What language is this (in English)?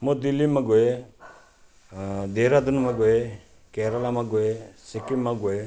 Nepali